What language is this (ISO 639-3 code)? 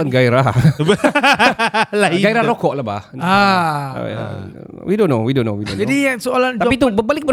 msa